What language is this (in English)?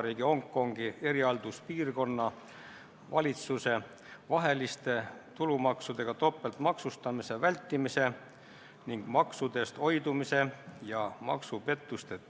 Estonian